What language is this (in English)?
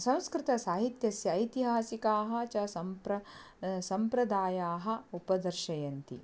Sanskrit